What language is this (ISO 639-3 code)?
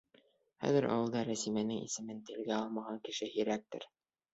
bak